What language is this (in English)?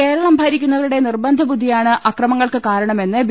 Malayalam